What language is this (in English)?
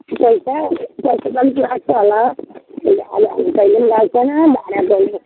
Nepali